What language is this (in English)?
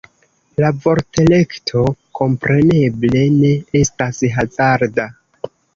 Esperanto